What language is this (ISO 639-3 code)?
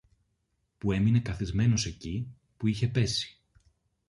ell